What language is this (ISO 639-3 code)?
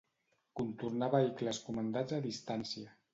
cat